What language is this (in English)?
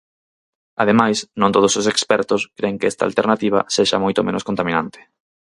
Galician